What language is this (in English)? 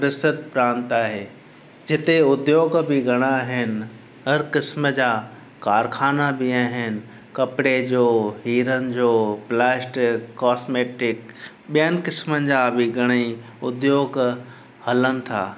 Sindhi